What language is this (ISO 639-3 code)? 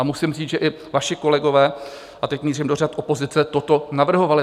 ces